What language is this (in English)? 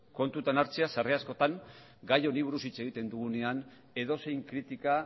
Basque